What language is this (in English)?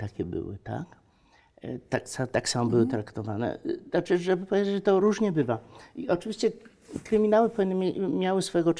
Polish